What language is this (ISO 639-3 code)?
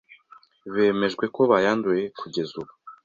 kin